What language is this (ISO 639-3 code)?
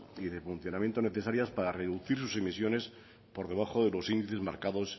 spa